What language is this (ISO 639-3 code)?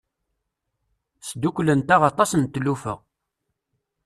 kab